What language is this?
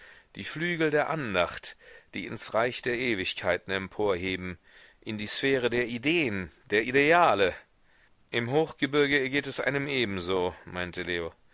German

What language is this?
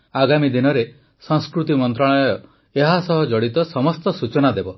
Odia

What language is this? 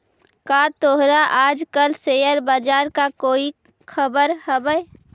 Magahi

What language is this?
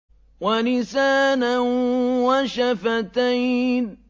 Arabic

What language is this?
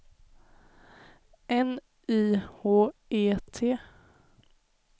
Swedish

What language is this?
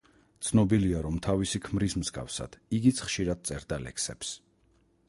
Georgian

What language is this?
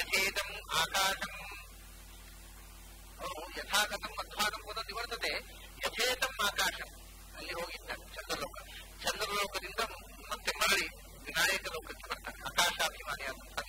Hindi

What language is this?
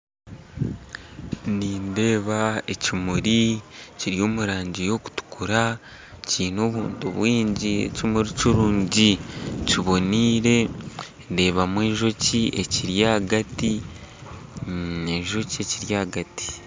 Nyankole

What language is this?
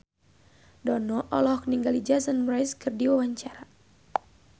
Sundanese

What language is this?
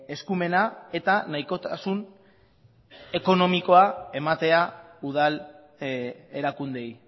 Basque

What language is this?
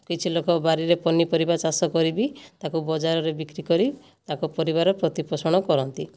Odia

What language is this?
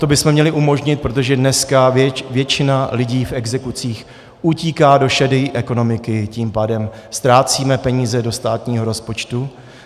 Czech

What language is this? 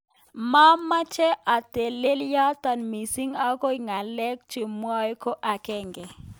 Kalenjin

